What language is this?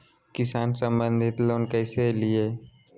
Magahi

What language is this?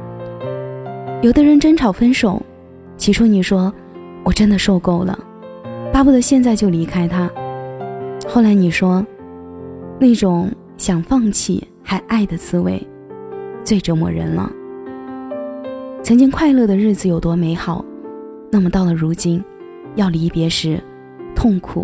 Chinese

